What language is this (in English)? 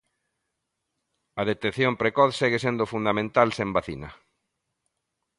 Galician